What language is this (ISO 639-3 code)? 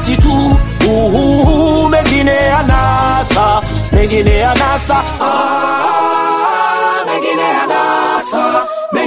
swa